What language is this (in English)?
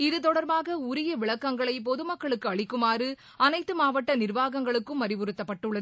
Tamil